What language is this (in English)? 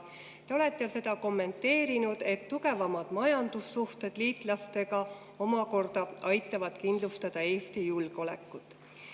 Estonian